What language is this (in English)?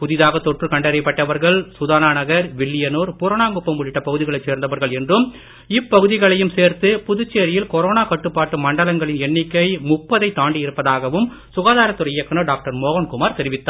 Tamil